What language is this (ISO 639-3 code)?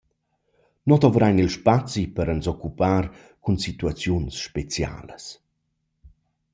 roh